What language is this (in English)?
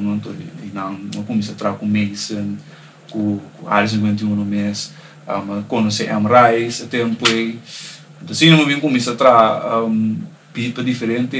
Romanian